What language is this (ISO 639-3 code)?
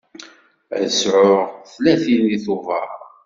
kab